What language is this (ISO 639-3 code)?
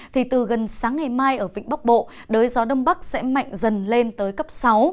vie